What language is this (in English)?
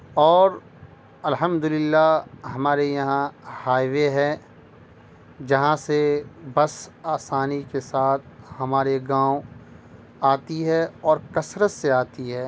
Urdu